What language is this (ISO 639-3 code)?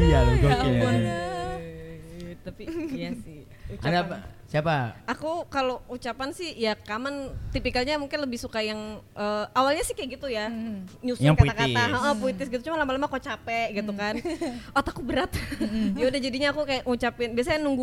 ind